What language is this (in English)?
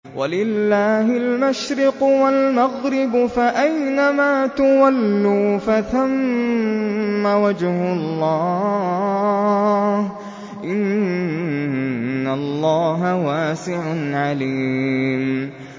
Arabic